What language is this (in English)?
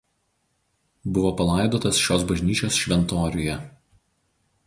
Lithuanian